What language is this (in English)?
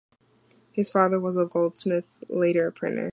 English